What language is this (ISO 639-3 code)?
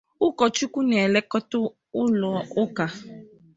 ibo